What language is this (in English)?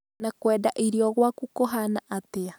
Kikuyu